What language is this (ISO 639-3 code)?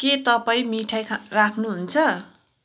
nep